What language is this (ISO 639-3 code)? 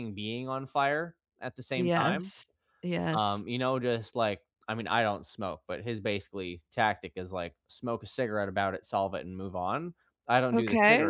eng